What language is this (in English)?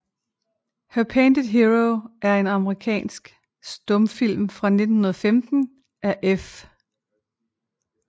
Danish